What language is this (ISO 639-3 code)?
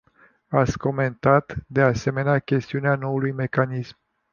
ron